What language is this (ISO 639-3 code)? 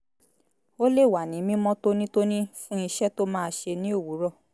yor